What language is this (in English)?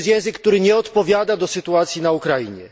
Polish